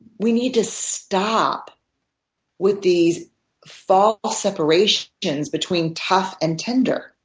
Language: English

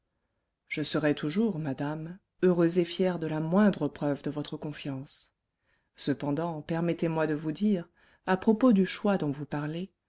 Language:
French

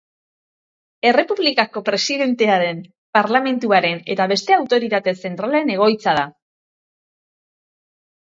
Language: Basque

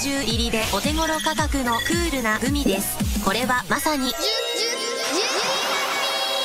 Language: Japanese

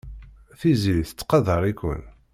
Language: Kabyle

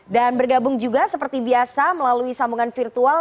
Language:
Indonesian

